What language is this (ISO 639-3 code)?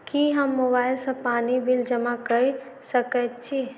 mai